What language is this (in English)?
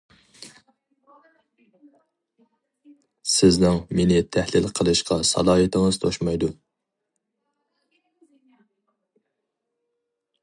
Uyghur